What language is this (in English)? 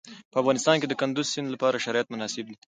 Pashto